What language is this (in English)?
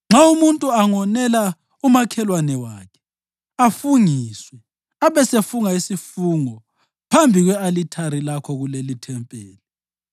North Ndebele